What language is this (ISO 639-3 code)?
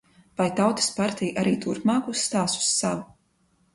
lav